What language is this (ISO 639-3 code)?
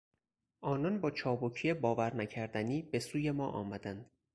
fas